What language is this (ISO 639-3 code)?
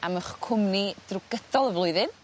cym